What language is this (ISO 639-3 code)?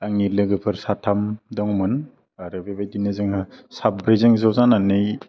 brx